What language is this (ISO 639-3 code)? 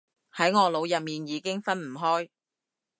yue